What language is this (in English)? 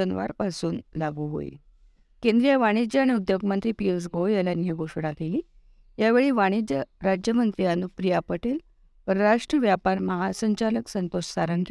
Marathi